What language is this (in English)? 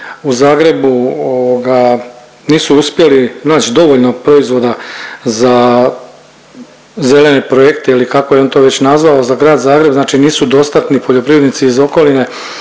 Croatian